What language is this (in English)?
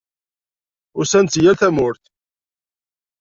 Kabyle